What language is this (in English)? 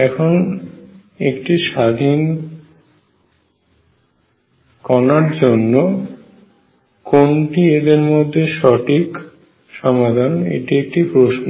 Bangla